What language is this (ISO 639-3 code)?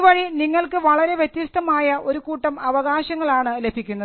mal